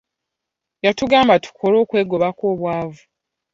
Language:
Ganda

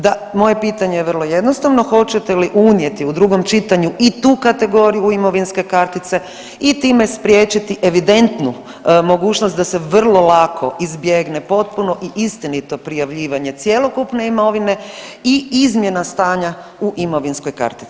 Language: Croatian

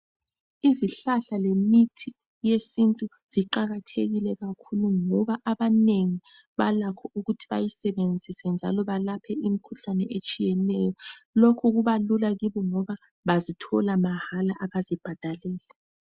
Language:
North Ndebele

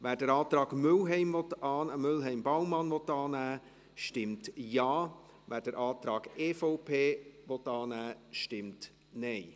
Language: Swiss German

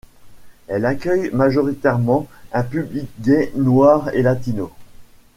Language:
French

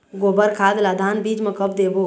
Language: Chhattisgarhi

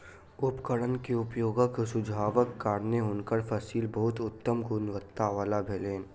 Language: Maithili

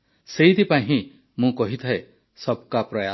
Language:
Odia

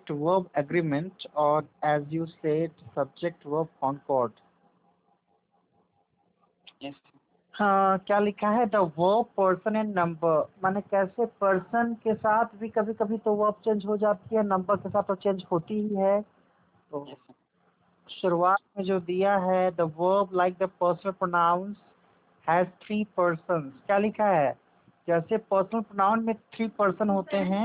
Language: Hindi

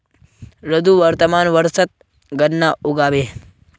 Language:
Magahi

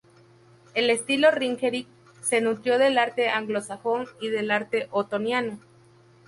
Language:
Spanish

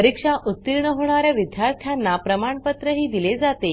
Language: Marathi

